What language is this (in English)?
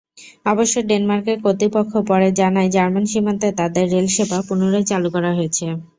Bangla